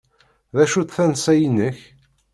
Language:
Kabyle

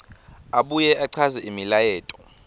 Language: Swati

